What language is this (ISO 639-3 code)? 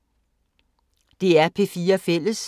dan